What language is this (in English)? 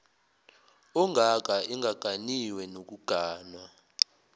Zulu